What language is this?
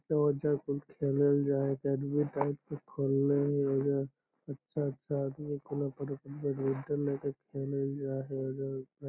Magahi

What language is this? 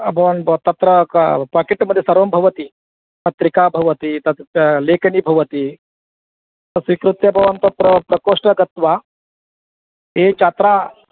Sanskrit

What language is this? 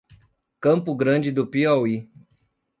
Portuguese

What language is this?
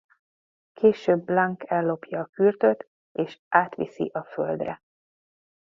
Hungarian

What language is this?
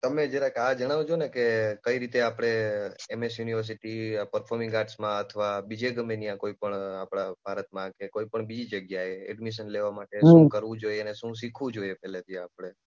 Gujarati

